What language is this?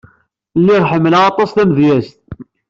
Kabyle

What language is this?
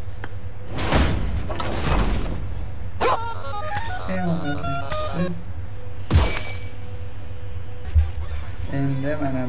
Turkish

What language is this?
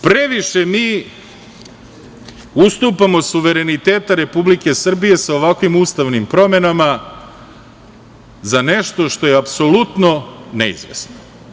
Serbian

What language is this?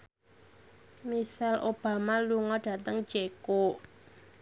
Javanese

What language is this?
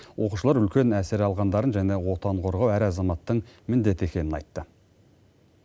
Kazakh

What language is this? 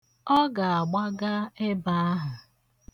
Igbo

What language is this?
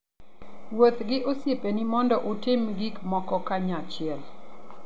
Luo (Kenya and Tanzania)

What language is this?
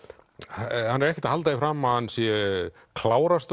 Icelandic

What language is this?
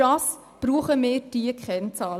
Swiss German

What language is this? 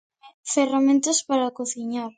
Galician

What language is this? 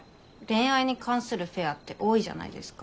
Japanese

